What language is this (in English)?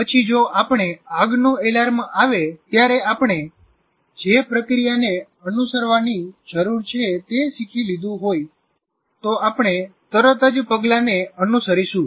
Gujarati